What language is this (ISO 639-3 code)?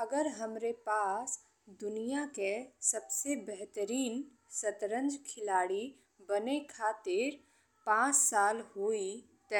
bho